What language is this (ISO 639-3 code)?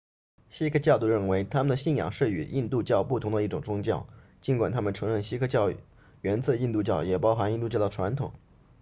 zho